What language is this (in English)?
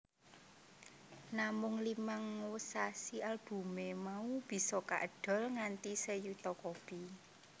Javanese